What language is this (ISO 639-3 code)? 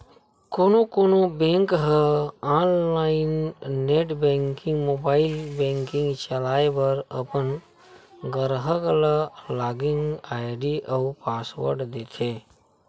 hne